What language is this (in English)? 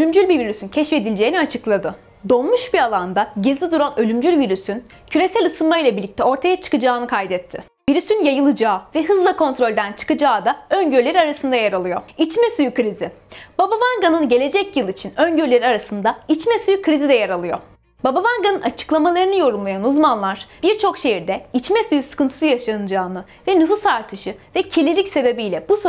Turkish